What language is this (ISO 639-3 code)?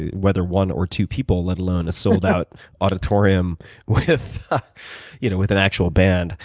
eng